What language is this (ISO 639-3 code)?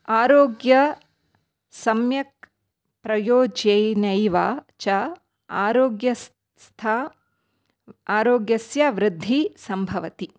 san